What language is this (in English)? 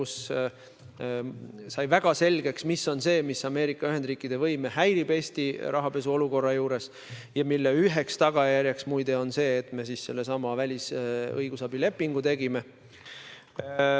Estonian